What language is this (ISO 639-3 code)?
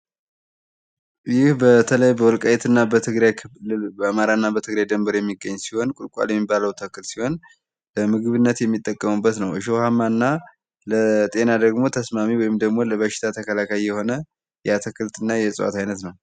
amh